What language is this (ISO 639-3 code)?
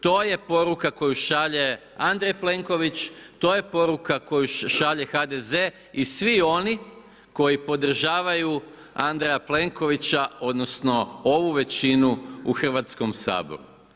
hrv